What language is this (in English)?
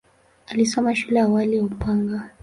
Swahili